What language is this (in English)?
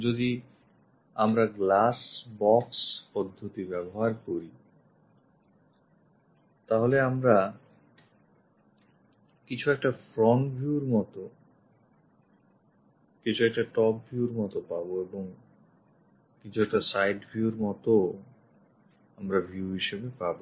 Bangla